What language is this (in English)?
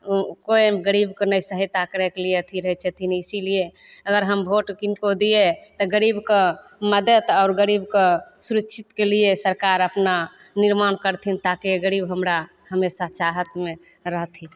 Maithili